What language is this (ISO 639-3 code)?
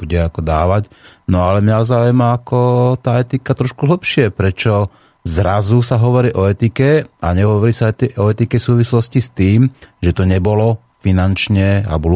slk